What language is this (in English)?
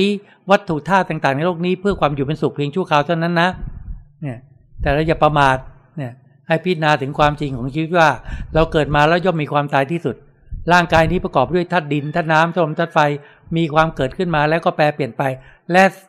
Thai